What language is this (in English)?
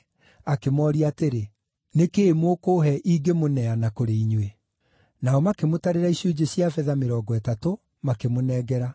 Kikuyu